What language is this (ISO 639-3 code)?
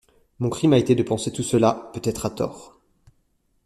fra